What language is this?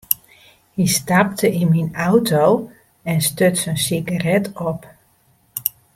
Western Frisian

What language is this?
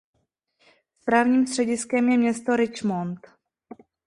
Czech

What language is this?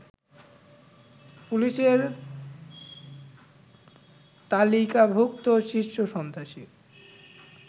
Bangla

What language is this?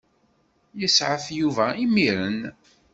Kabyle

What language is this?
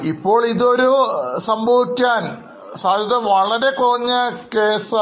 Malayalam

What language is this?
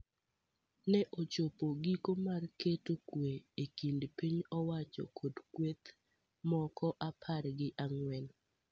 Luo (Kenya and Tanzania)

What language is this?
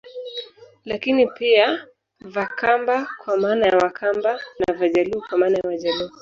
Swahili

